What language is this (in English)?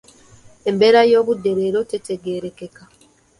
Ganda